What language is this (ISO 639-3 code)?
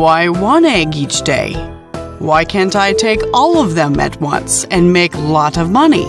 eng